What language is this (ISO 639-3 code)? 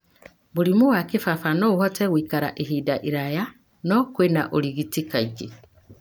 kik